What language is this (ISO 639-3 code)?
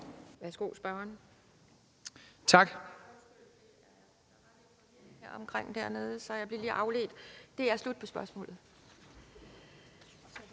dan